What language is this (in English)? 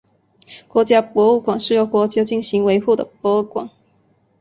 Chinese